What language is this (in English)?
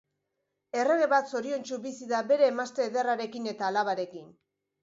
Basque